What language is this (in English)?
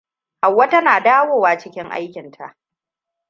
Hausa